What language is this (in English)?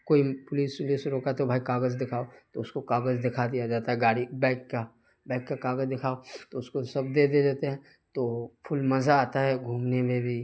Urdu